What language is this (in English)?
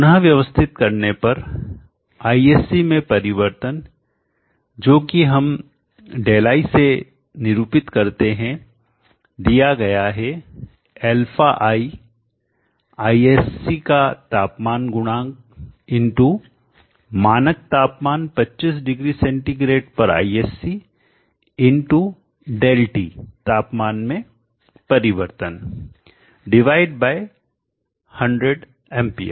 Hindi